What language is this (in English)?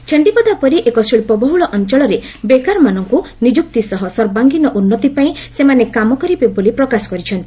Odia